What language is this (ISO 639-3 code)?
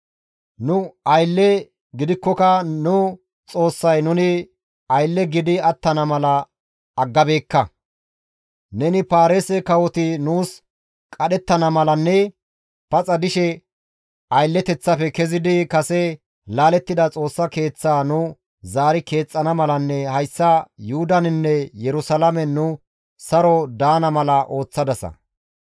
gmv